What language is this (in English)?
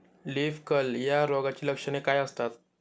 Marathi